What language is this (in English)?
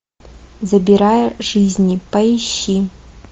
Russian